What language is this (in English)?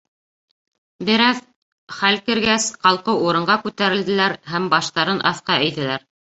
Bashkir